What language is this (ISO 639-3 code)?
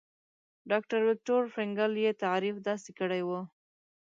pus